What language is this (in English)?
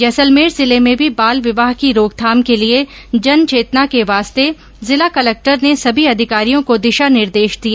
Hindi